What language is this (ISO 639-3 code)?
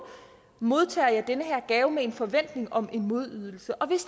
dan